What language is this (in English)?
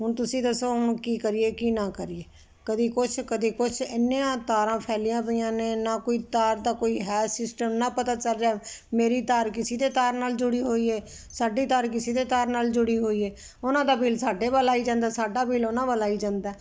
Punjabi